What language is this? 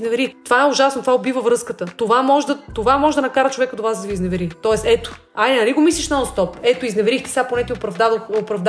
Bulgarian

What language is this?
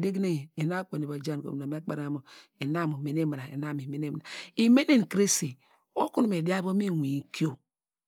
Degema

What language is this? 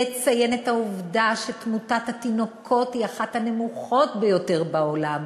Hebrew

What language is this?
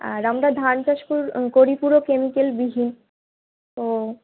Bangla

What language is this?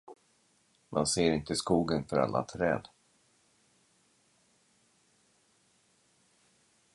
Swedish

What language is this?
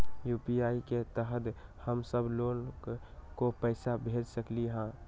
Magahi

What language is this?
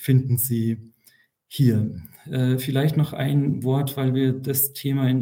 German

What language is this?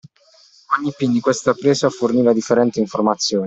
Italian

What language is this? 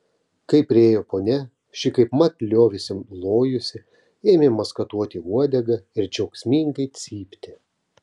Lithuanian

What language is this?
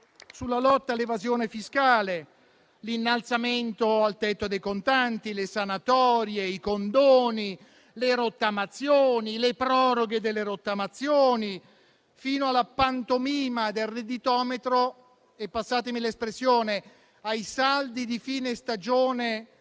Italian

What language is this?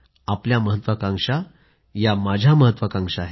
Marathi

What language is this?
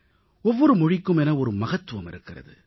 Tamil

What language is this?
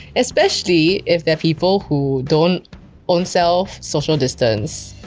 English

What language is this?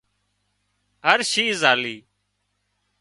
Wadiyara Koli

